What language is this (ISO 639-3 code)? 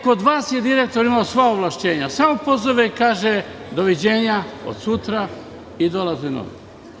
srp